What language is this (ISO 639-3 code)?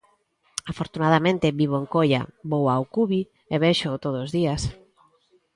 glg